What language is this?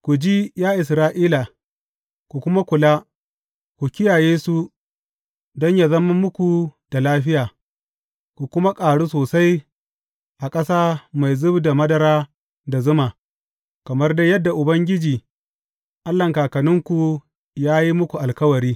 Hausa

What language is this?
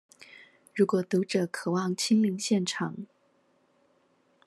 Chinese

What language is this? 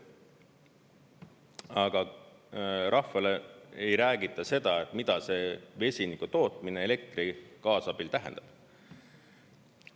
Estonian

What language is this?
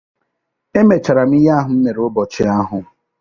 Igbo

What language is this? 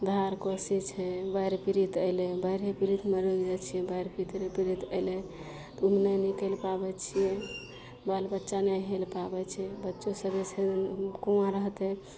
Maithili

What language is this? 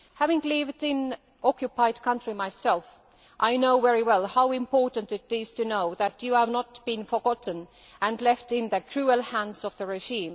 English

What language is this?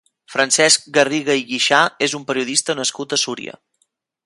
Catalan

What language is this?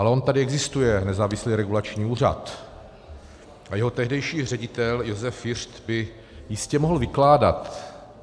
Czech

